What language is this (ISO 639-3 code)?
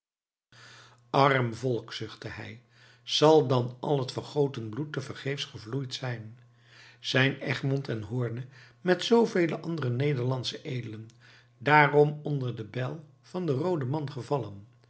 nld